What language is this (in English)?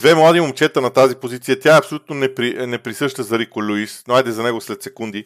Bulgarian